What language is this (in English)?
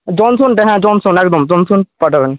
Bangla